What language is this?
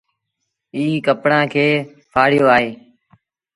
Sindhi Bhil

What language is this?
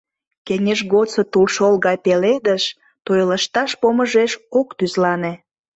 Mari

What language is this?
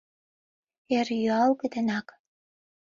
Mari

